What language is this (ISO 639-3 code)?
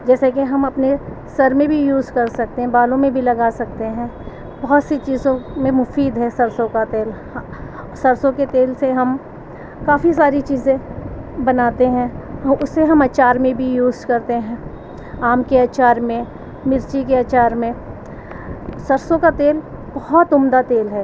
urd